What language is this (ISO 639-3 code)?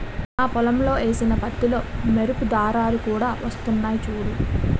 tel